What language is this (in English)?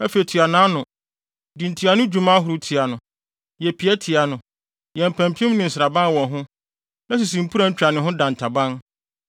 Akan